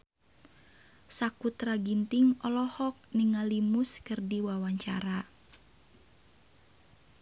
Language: Sundanese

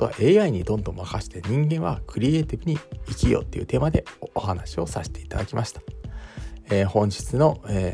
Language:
Japanese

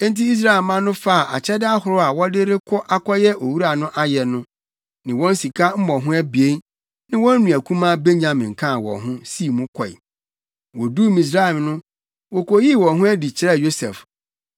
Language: Akan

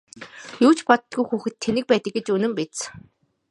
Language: Mongolian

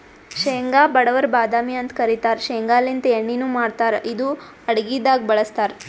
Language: Kannada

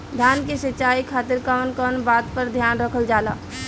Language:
Bhojpuri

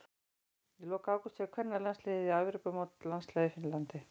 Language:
Icelandic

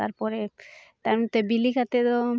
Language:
Santali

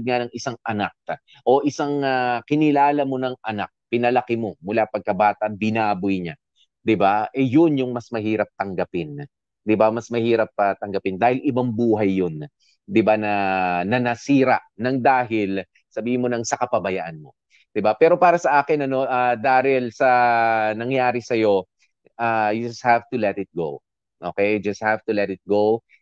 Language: Filipino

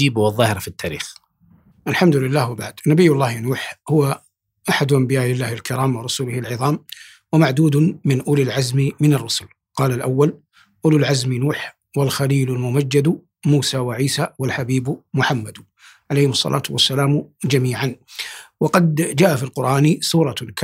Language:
Arabic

